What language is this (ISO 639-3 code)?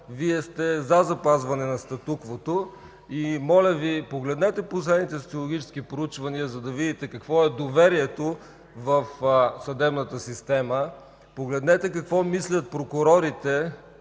bul